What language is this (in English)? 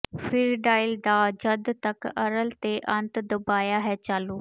Punjabi